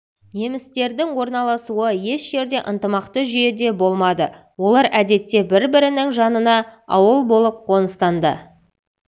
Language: Kazakh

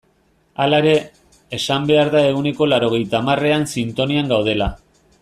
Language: Basque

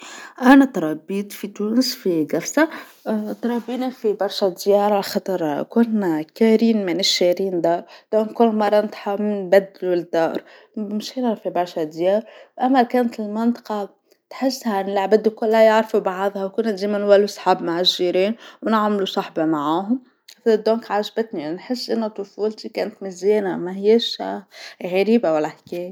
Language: Tunisian Arabic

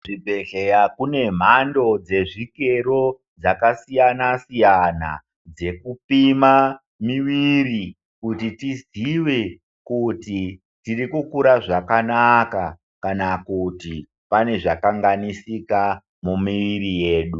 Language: Ndau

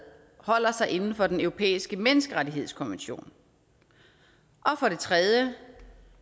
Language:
Danish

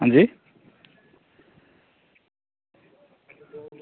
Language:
Dogri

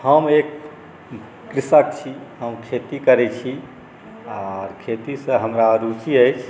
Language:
Maithili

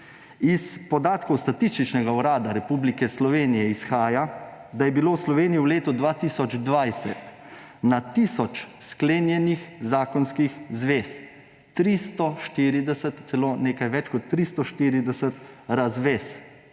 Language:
Slovenian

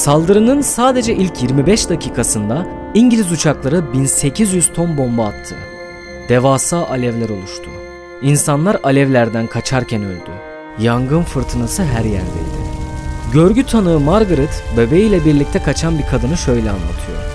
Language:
Turkish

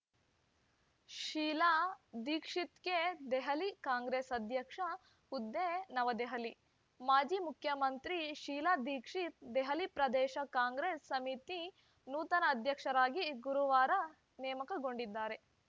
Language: Kannada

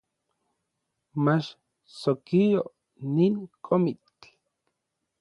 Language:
Orizaba Nahuatl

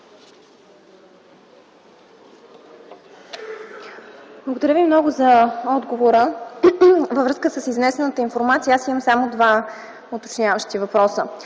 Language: Bulgarian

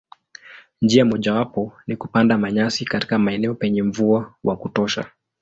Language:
Swahili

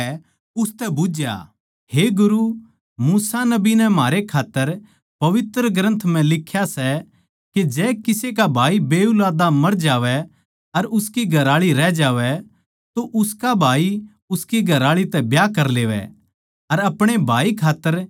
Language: Haryanvi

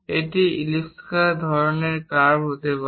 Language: Bangla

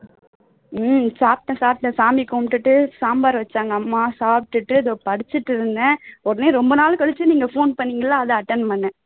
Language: Tamil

